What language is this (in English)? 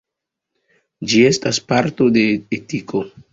Esperanto